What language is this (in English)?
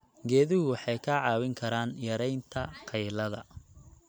Somali